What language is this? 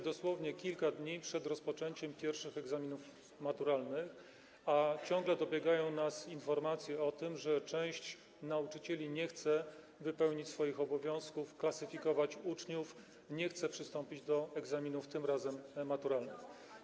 Polish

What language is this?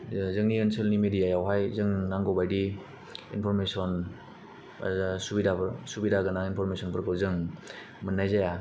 Bodo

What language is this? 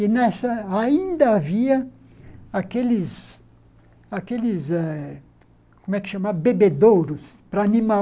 Portuguese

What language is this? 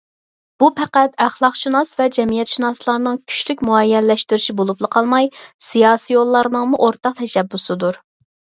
Uyghur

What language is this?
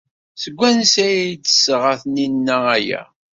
Kabyle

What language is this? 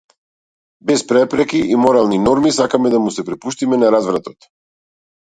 Macedonian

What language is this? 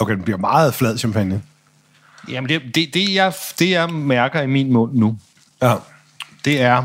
Danish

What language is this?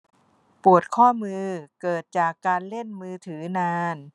Thai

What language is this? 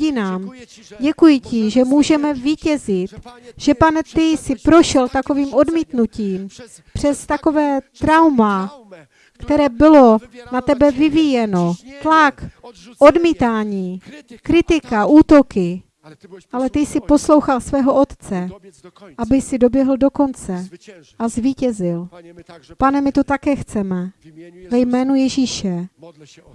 Czech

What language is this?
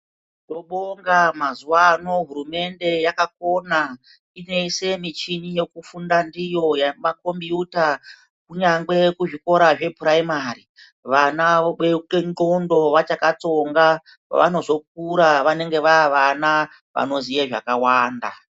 Ndau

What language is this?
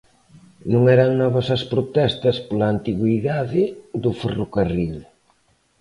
Galician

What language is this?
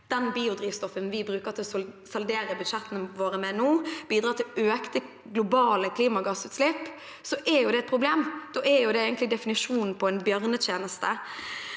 Norwegian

